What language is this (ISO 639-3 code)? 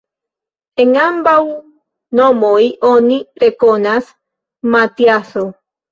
epo